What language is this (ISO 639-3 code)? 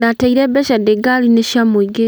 kik